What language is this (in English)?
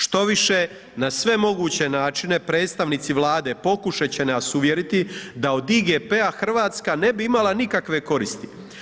Croatian